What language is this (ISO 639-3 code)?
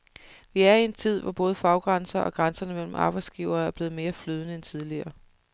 dan